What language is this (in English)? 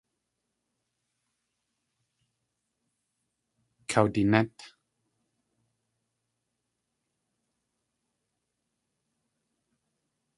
Tlingit